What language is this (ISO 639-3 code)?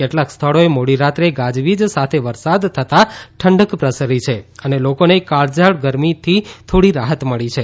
guj